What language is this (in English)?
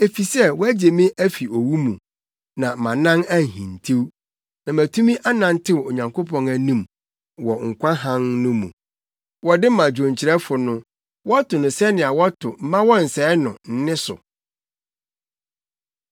Akan